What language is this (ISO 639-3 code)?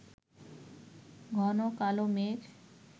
ben